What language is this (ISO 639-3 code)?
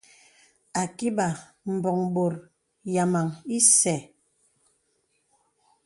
beb